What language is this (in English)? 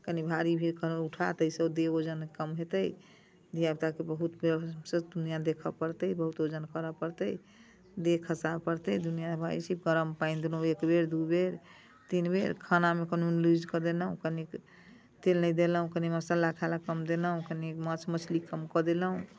Maithili